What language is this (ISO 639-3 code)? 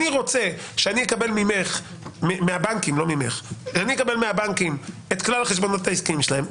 heb